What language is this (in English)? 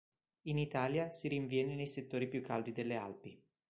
Italian